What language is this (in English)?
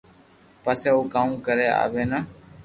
Loarki